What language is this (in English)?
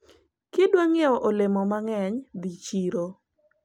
Luo (Kenya and Tanzania)